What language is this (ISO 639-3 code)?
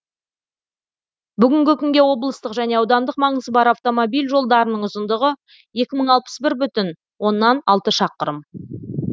kaz